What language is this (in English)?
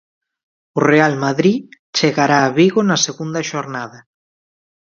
Galician